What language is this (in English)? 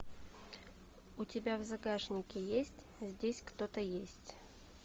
Russian